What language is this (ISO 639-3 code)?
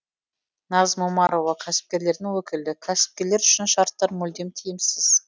kaz